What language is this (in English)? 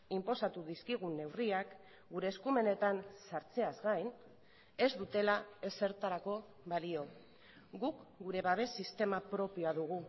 Basque